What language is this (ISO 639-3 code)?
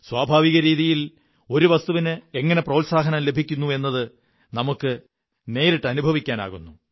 mal